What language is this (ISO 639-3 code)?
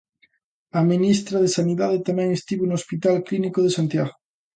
glg